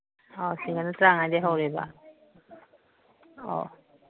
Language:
Manipuri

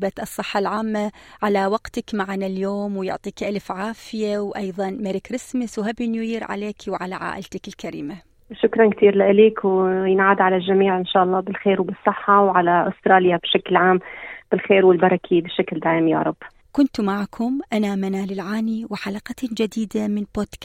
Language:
Arabic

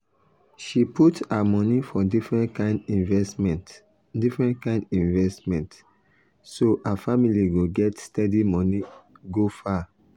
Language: Nigerian Pidgin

